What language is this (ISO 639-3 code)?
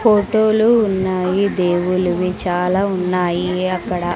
tel